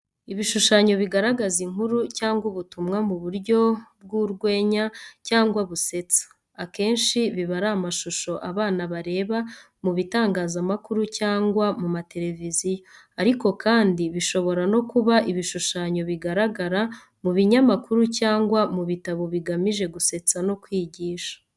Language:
Kinyarwanda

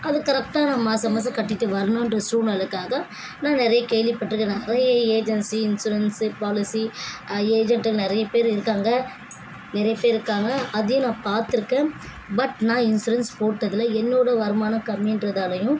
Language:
Tamil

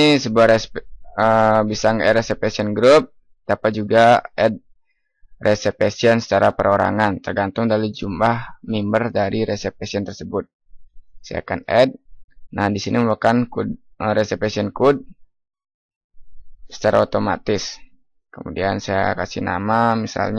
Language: Indonesian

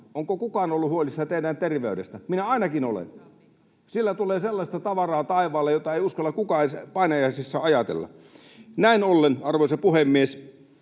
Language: Finnish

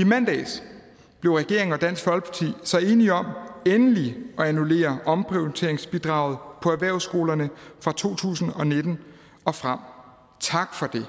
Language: Danish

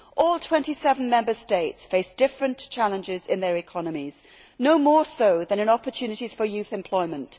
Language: English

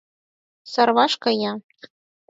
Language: Mari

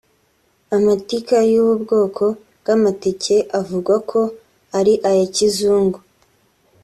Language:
Kinyarwanda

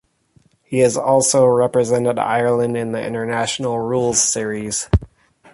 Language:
English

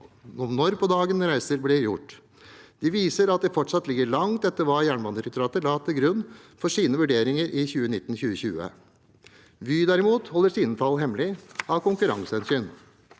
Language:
Norwegian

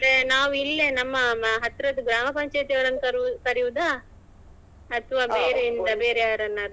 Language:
Kannada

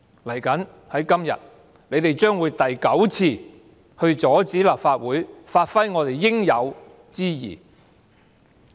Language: Cantonese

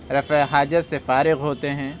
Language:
Urdu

